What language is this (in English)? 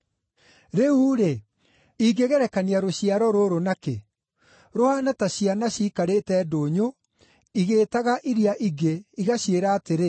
Kikuyu